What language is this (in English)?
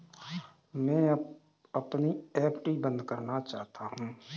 Hindi